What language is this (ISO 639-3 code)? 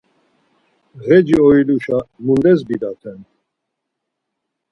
lzz